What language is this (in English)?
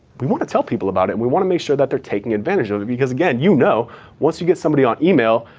English